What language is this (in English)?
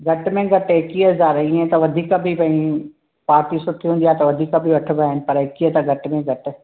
Sindhi